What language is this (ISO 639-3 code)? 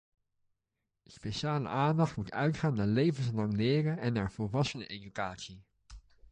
nld